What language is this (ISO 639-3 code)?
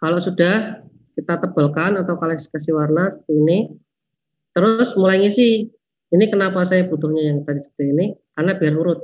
ind